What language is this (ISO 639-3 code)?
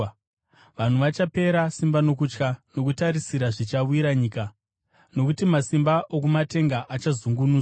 sna